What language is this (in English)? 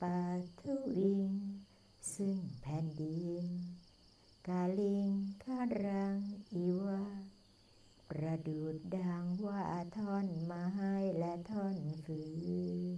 Thai